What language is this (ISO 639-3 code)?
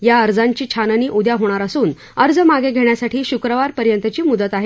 mar